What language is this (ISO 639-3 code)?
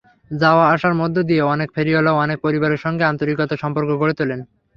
ben